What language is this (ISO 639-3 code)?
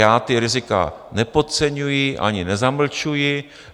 ces